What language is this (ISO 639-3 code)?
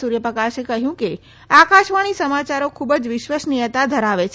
guj